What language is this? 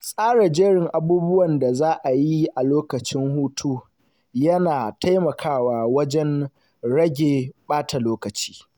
Hausa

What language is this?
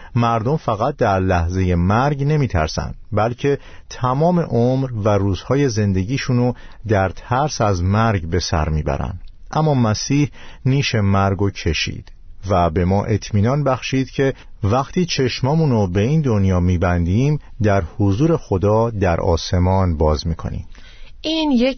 Persian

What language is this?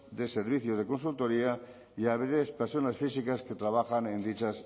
Spanish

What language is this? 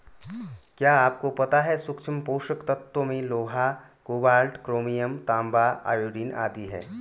Hindi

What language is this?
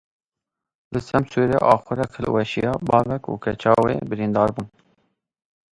Kurdish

